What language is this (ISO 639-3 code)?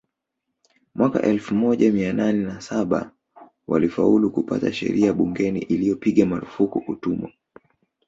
swa